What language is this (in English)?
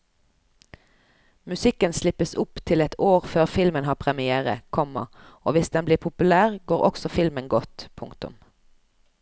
Norwegian